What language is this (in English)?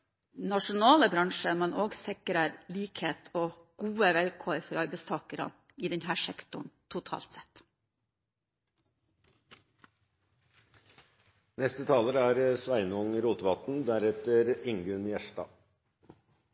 Norwegian